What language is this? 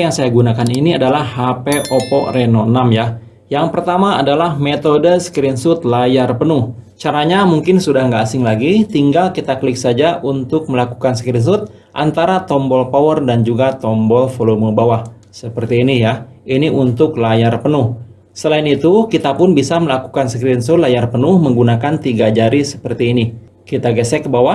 Indonesian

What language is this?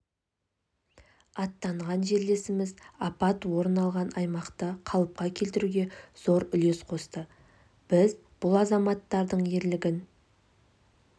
Kazakh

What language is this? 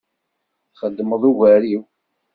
Kabyle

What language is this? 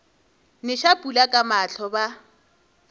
Northern Sotho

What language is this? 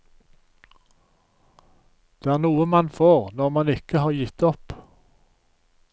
Norwegian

